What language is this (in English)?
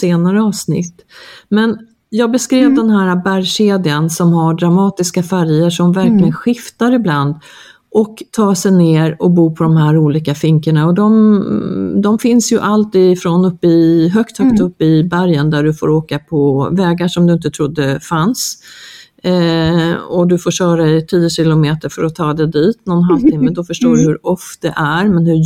Swedish